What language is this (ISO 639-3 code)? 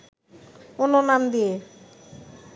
ben